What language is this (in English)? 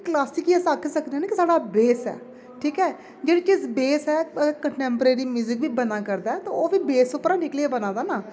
Dogri